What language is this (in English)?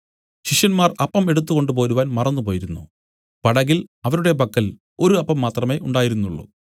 Malayalam